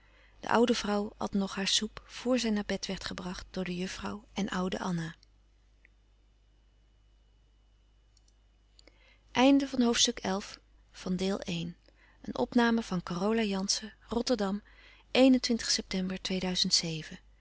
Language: Dutch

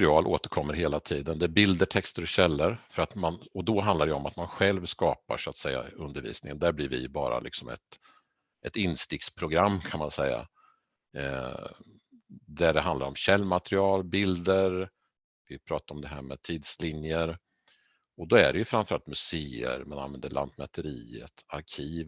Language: Swedish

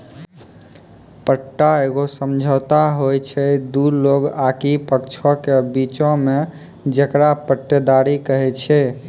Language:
Maithili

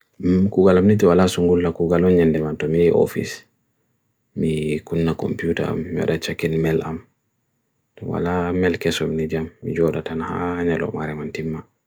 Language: Bagirmi Fulfulde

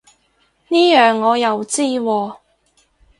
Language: Cantonese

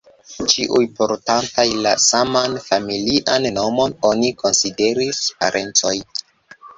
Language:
Esperanto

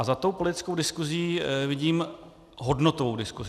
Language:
Czech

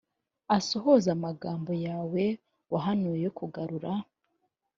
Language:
Kinyarwanda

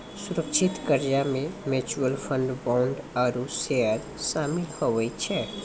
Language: Maithili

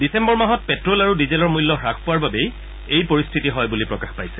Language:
Assamese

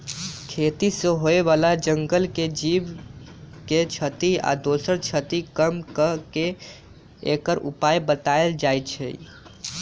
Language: Magahi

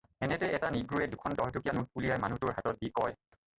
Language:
Assamese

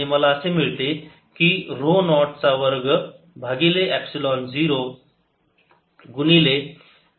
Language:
Marathi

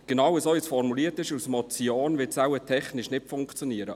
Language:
Swiss German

